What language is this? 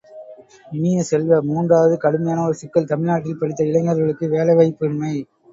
Tamil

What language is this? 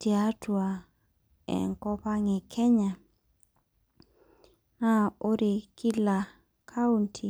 Masai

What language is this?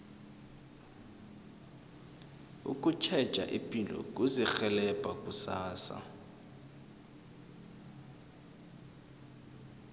South Ndebele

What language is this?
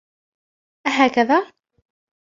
Arabic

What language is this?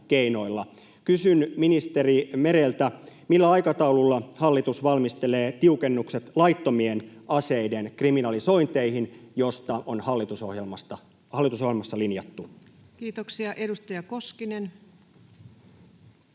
Finnish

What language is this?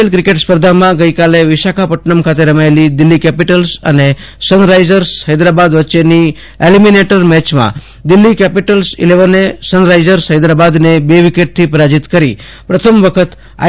Gujarati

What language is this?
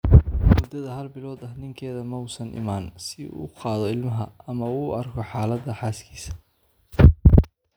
Somali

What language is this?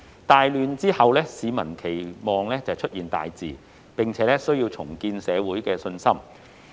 Cantonese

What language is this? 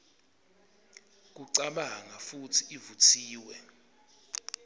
Swati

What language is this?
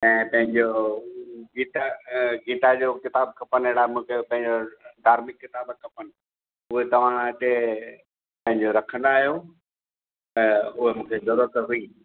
Sindhi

